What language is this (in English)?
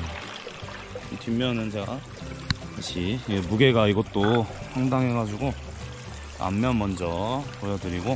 Korean